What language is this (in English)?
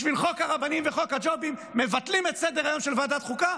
Hebrew